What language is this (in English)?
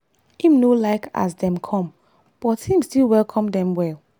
Nigerian Pidgin